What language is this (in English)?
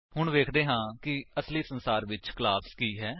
Punjabi